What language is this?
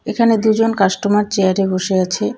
Bangla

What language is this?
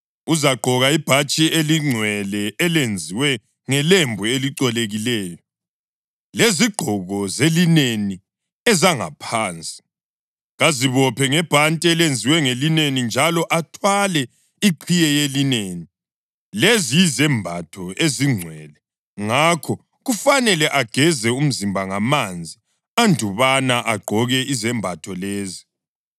North Ndebele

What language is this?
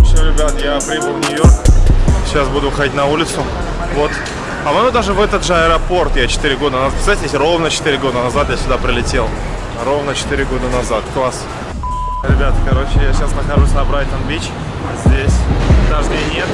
Russian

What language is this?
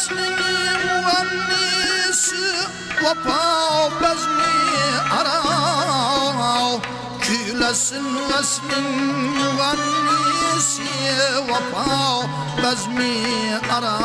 Uzbek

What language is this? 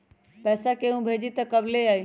Magahi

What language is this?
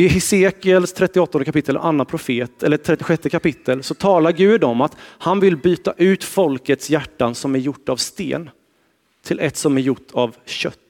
Swedish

